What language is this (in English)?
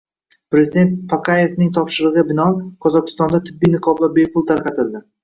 Uzbek